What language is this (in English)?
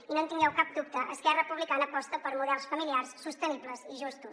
Catalan